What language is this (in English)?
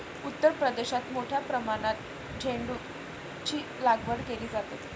Marathi